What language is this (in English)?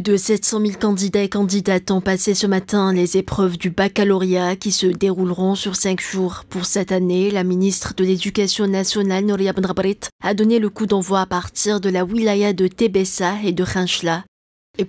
French